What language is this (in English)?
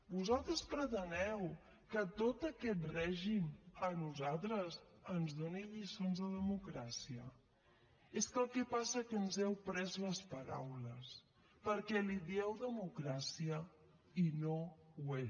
Catalan